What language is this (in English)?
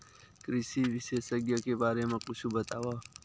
Chhattisgarhi